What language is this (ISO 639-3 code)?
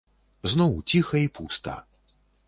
bel